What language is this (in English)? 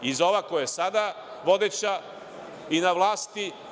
Serbian